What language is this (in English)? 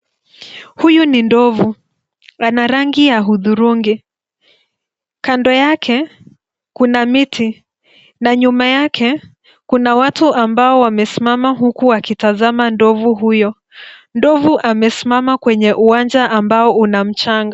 Swahili